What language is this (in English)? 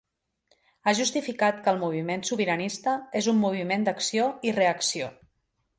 Catalan